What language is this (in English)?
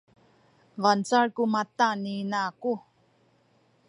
Sakizaya